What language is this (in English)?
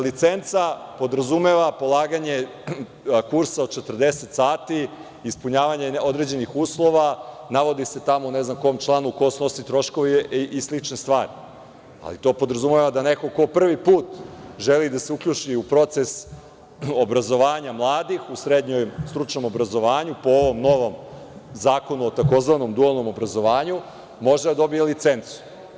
Serbian